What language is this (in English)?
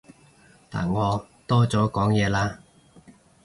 Cantonese